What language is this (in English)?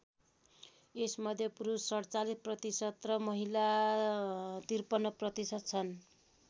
Nepali